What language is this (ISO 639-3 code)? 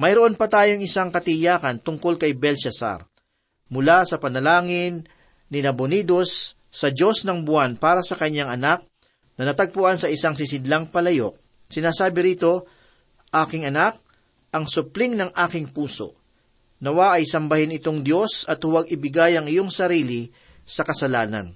fil